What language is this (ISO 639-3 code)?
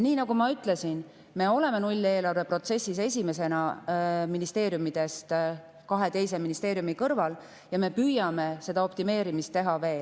est